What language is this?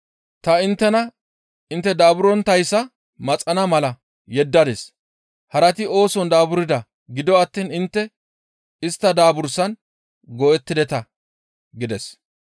Gamo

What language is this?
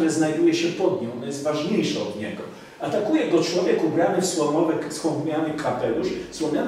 Polish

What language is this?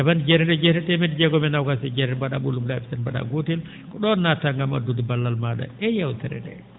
Fula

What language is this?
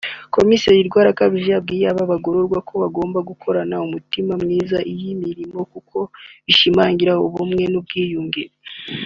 Kinyarwanda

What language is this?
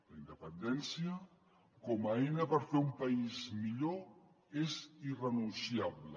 Catalan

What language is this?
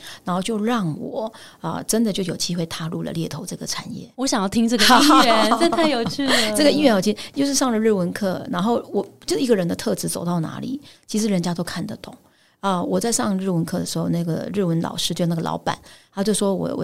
Chinese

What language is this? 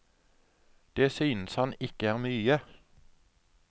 Norwegian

